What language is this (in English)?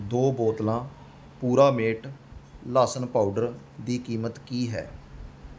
Punjabi